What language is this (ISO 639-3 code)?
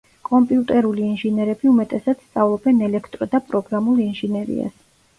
kat